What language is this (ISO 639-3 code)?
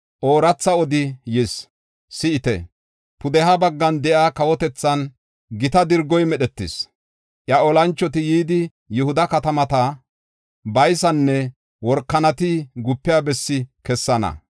gof